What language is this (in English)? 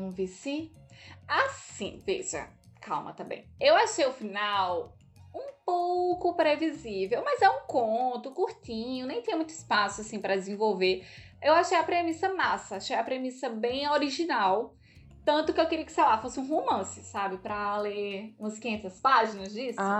Portuguese